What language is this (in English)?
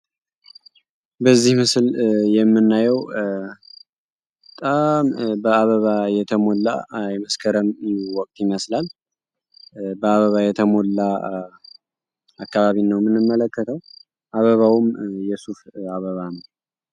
Amharic